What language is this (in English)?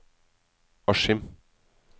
Norwegian